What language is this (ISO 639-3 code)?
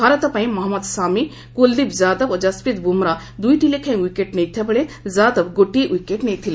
ori